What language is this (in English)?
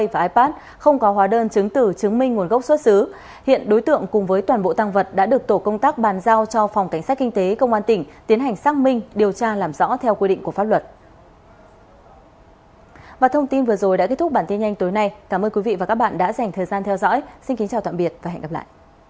Vietnamese